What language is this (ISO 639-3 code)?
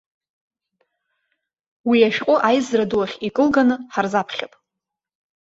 abk